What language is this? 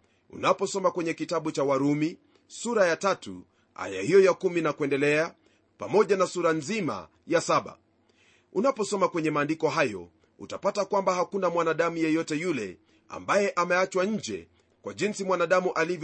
Swahili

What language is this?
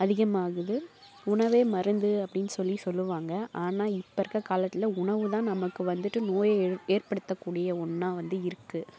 Tamil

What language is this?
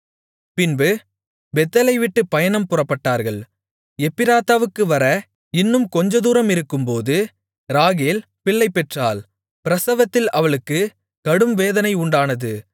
Tamil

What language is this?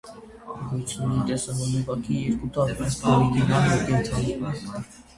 Armenian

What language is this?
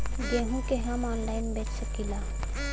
Bhojpuri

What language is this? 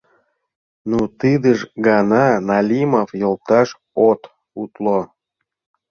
Mari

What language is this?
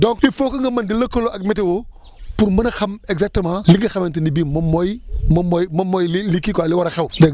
Wolof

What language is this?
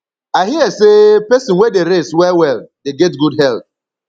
Nigerian Pidgin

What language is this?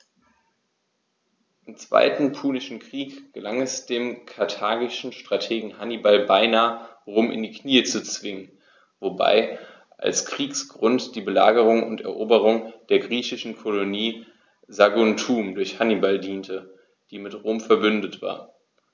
German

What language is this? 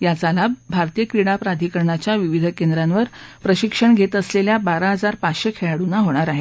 Marathi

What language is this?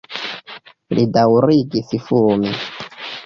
Esperanto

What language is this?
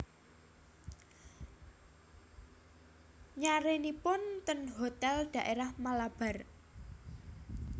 Javanese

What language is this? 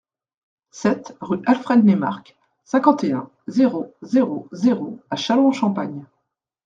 French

